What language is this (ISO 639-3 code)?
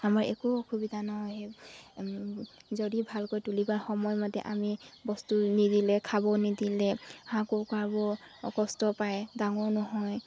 asm